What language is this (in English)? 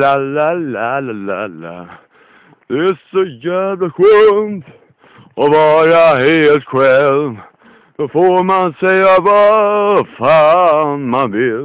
Swedish